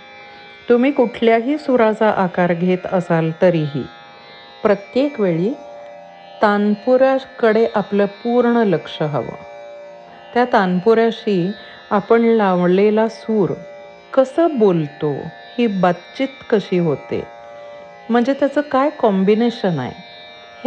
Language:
Marathi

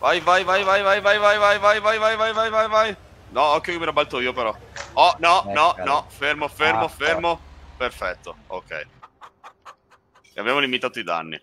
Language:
Italian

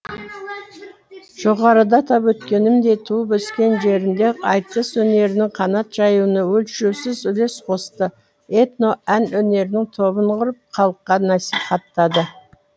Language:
Kazakh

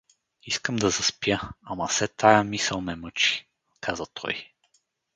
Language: Bulgarian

